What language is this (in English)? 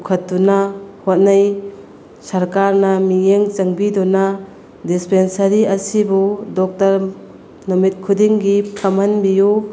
Manipuri